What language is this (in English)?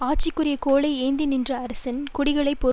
Tamil